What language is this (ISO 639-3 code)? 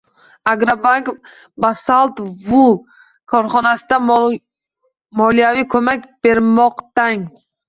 uzb